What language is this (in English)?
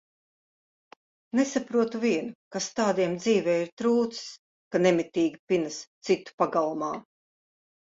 Latvian